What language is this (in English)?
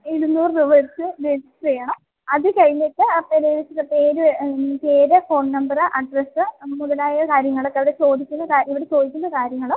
Malayalam